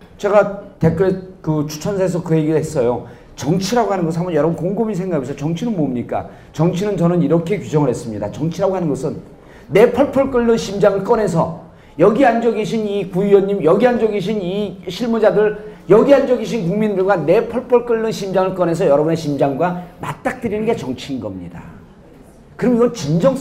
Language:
Korean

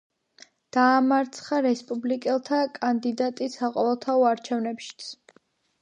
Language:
Georgian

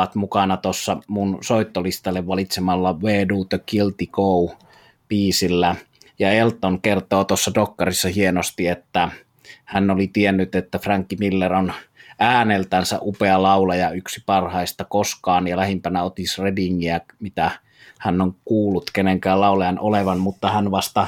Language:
Finnish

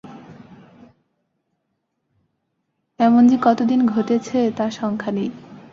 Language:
Bangla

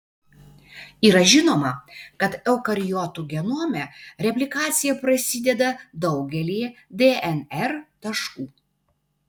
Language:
Lithuanian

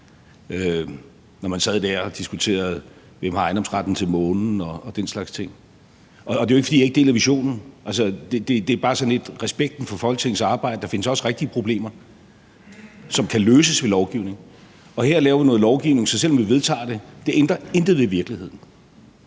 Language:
Danish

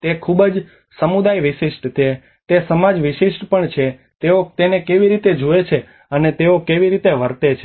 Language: Gujarati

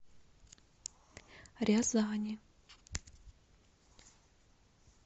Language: Russian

